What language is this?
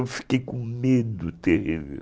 Portuguese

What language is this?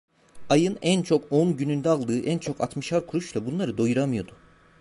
Turkish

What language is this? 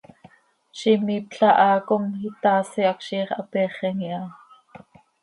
Seri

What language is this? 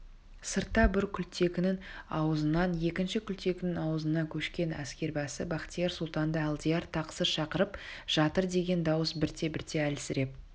Kazakh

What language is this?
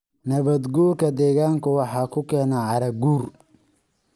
Somali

